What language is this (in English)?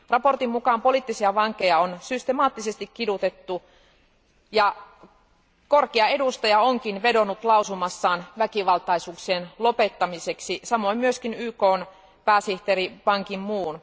Finnish